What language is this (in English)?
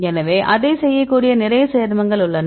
Tamil